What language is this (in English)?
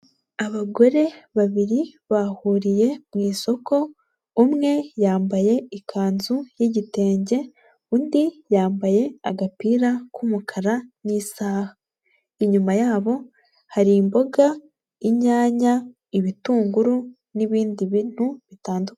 Kinyarwanda